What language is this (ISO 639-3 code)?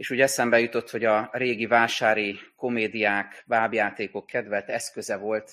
hun